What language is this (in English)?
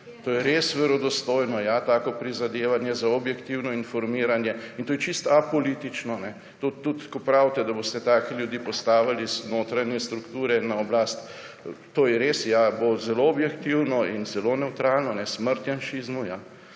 Slovenian